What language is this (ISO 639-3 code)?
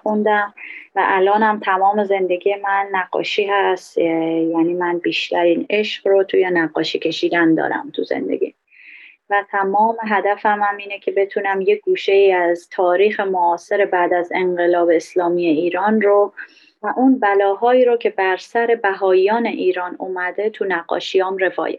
fas